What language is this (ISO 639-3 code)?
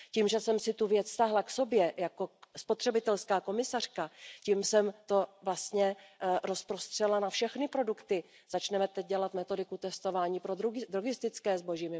ces